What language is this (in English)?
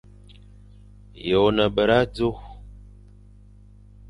Fang